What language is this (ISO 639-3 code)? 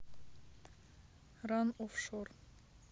rus